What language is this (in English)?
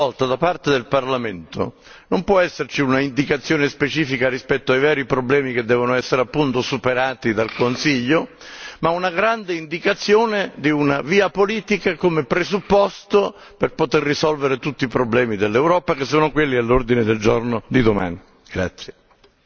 Italian